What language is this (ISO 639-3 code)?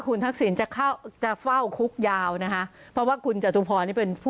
tha